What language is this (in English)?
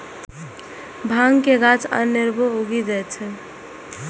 Maithili